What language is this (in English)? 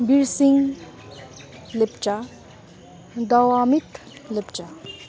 Nepali